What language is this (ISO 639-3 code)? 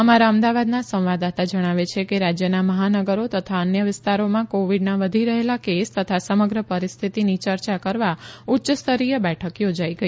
guj